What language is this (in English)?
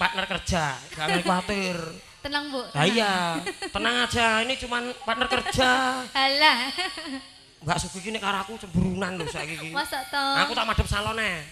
Indonesian